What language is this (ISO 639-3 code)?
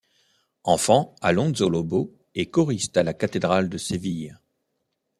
fra